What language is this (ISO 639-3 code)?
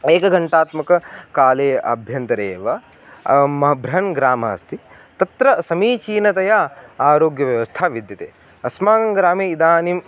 san